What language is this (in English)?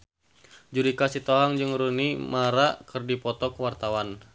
Sundanese